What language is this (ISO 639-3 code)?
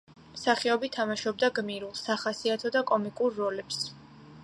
kat